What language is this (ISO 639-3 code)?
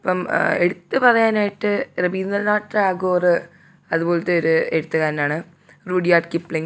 mal